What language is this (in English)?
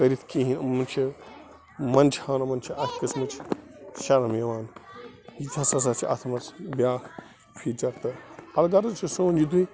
Kashmiri